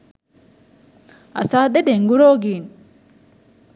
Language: Sinhala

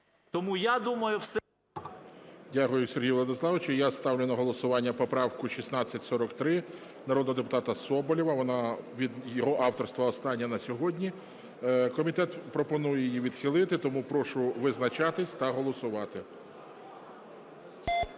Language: Ukrainian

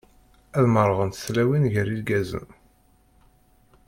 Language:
Kabyle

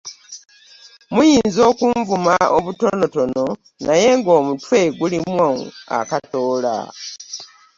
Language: Ganda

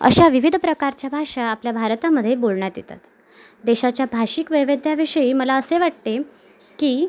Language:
Marathi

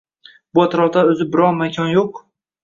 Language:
Uzbek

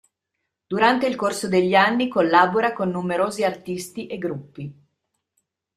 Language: Italian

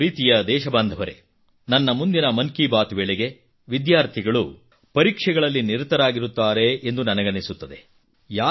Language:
Kannada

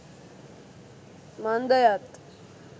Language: Sinhala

